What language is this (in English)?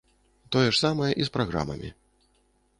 Belarusian